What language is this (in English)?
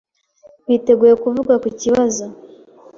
Kinyarwanda